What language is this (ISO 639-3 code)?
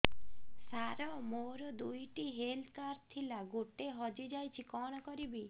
ori